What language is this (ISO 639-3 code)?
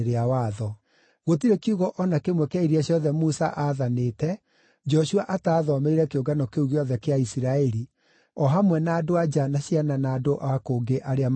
kik